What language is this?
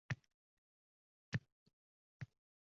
Uzbek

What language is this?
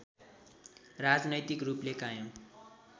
Nepali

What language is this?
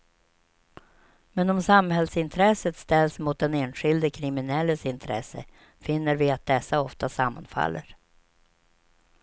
Swedish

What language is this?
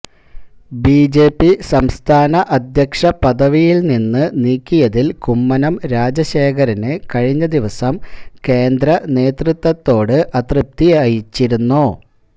Malayalam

